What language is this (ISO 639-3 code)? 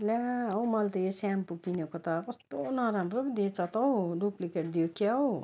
nep